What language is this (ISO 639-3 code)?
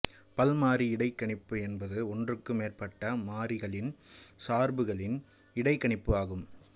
tam